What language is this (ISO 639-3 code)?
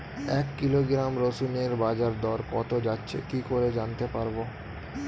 ben